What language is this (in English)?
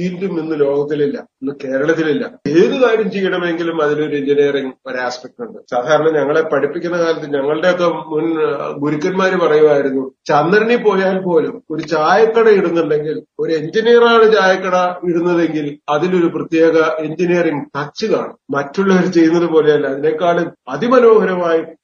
Malayalam